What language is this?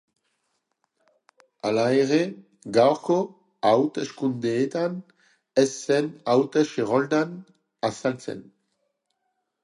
Basque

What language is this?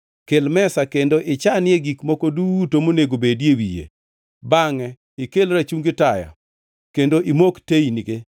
Luo (Kenya and Tanzania)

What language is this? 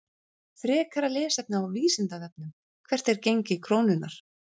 Icelandic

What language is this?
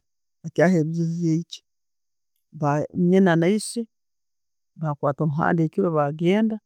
Tooro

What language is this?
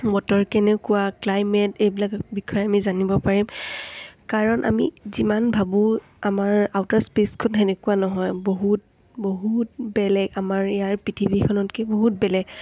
Assamese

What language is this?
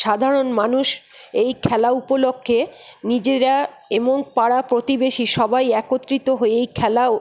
Bangla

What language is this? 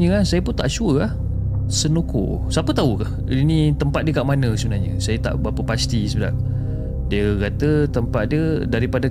Malay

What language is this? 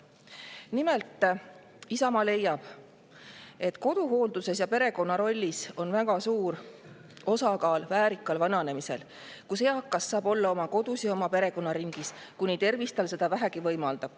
Estonian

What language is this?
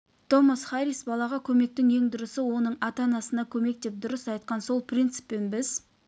Kazakh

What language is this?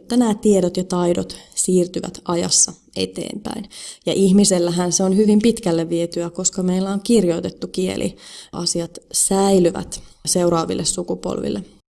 Finnish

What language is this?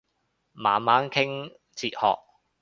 Cantonese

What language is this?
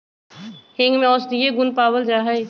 Magahi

